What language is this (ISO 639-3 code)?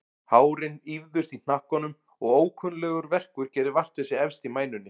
isl